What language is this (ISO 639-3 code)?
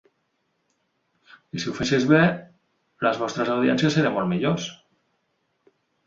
cat